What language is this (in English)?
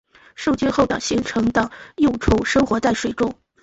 Chinese